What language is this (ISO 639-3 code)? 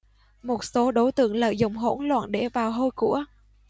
vie